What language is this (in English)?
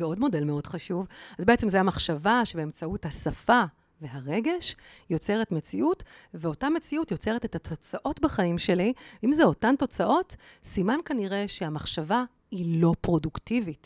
Hebrew